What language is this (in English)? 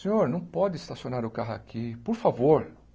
Portuguese